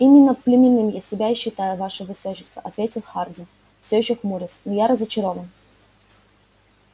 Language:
Russian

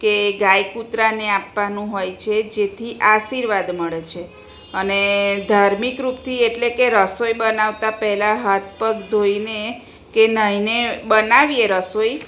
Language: Gujarati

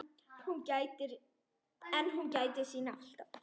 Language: Icelandic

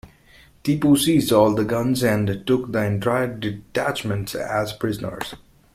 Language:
English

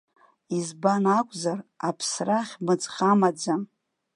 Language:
Abkhazian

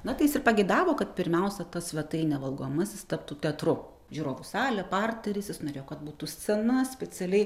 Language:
Lithuanian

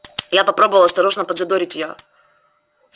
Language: Russian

